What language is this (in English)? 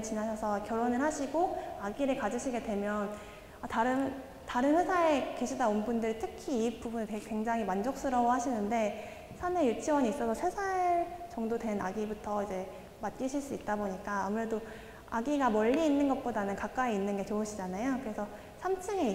Korean